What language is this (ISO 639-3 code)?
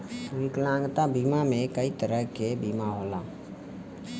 bho